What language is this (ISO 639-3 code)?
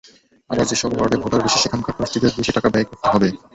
ben